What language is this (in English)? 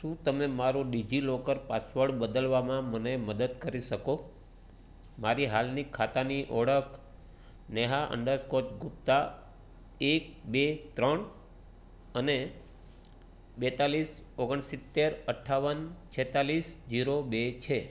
Gujarati